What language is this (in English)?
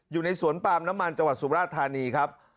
Thai